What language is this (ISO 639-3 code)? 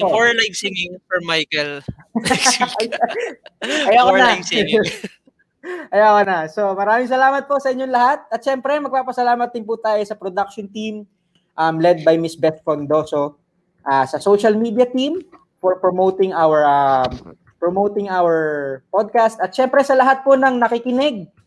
fil